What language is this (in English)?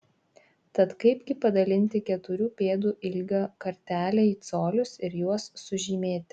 Lithuanian